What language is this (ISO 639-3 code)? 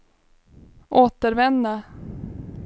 swe